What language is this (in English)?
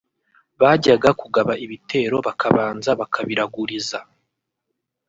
Kinyarwanda